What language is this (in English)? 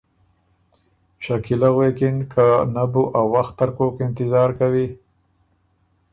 Ormuri